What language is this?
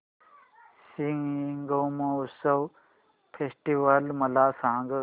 Marathi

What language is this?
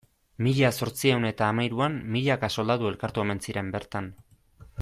Basque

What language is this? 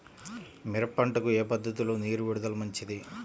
Telugu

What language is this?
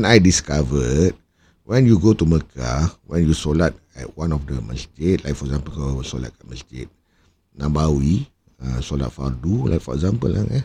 Malay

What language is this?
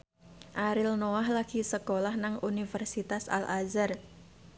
Javanese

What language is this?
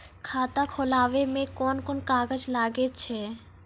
Maithili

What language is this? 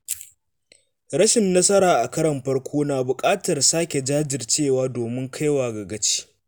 Hausa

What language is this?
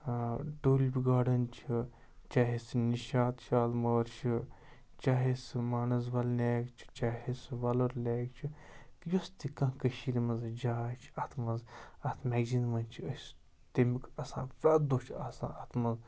Kashmiri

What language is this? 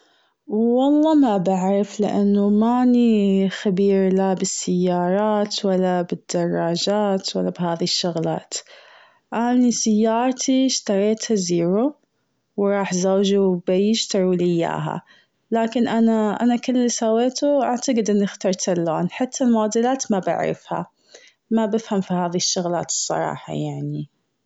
Gulf Arabic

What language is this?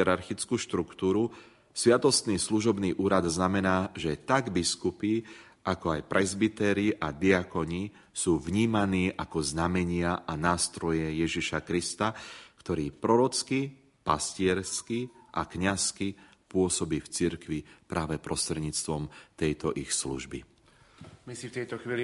Slovak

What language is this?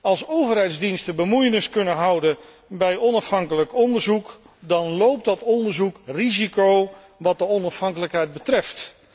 Dutch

